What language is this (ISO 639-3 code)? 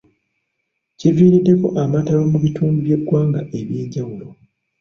lug